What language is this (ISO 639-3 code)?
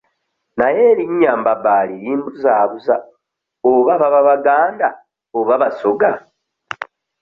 lug